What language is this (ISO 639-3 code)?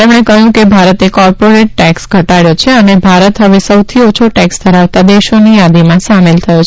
guj